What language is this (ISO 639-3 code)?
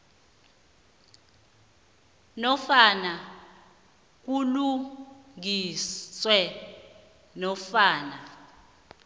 nbl